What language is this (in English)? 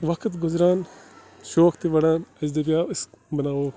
Kashmiri